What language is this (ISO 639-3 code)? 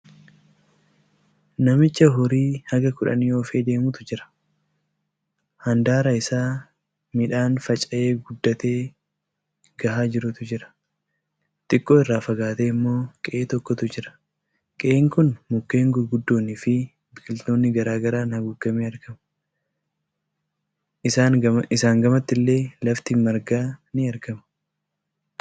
orm